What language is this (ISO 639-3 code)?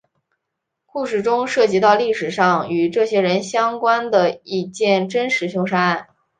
zho